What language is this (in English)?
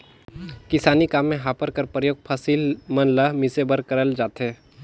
Chhattisgarhi